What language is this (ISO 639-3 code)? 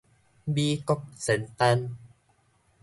nan